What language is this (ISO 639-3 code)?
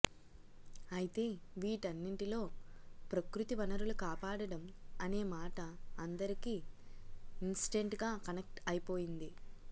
tel